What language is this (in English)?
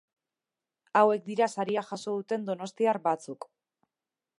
Basque